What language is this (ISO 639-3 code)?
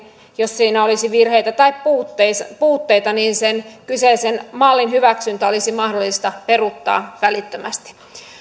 fin